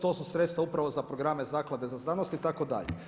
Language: Croatian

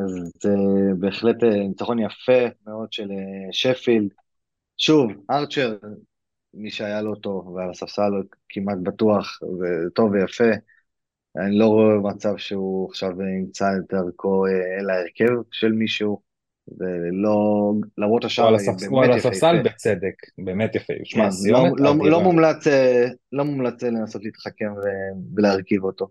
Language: Hebrew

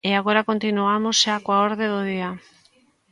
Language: Galician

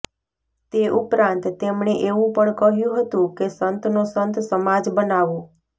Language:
Gujarati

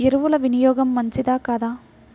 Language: Telugu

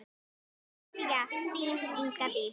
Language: Icelandic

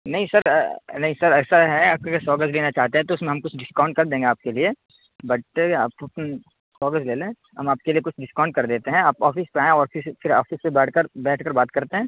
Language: Urdu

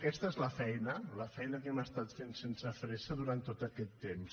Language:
Catalan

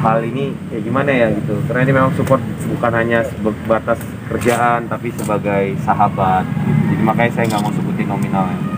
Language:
Indonesian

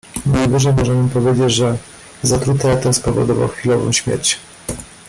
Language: Polish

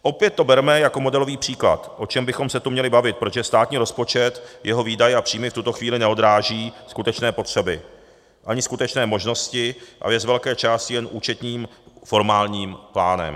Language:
Czech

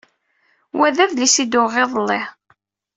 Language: Kabyle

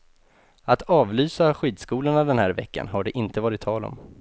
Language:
Swedish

